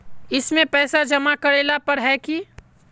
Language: Magahi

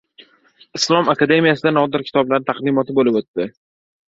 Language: Uzbek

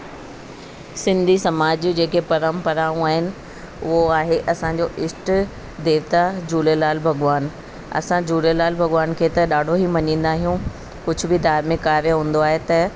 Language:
Sindhi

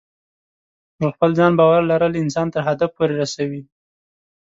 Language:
Pashto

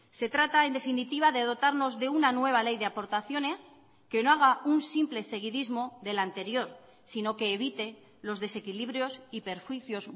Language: Spanish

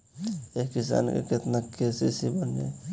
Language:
Bhojpuri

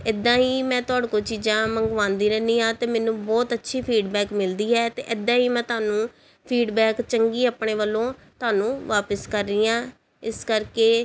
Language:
Punjabi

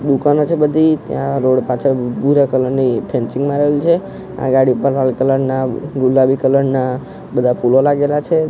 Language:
Gujarati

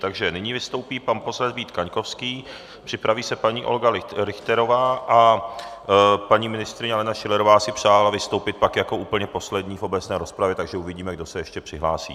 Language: Czech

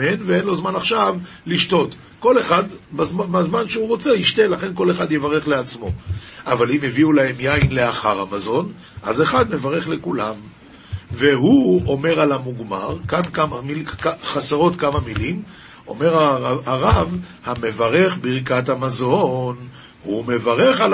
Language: Hebrew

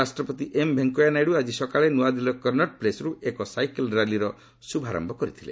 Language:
Odia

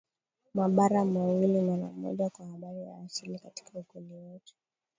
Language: Swahili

